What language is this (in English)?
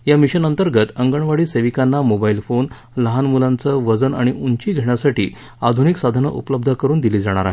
Marathi